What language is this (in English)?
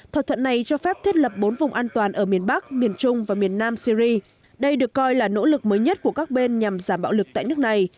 Vietnamese